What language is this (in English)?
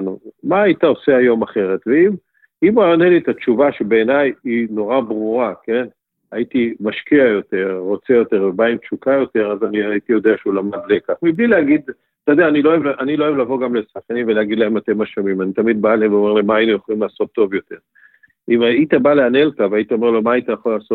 Hebrew